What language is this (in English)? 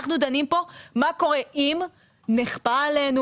Hebrew